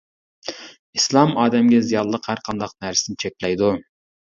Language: Uyghur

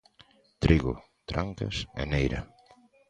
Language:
Galician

